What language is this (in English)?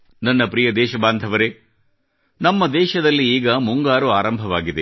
Kannada